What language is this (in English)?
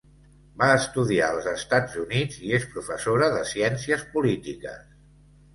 Catalan